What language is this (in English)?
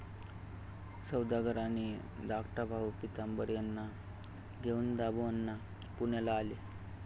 Marathi